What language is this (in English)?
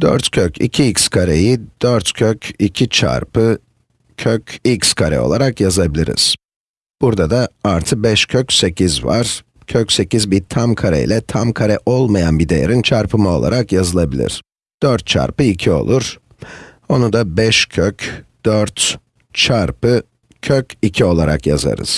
Turkish